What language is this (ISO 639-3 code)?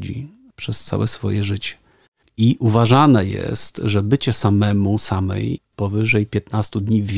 pol